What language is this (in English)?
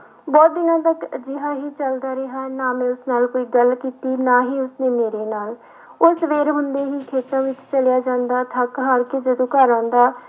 Punjabi